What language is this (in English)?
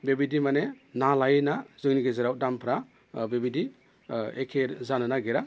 Bodo